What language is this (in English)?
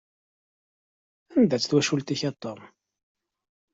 Kabyle